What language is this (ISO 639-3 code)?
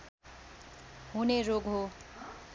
nep